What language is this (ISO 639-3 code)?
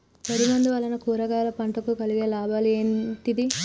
tel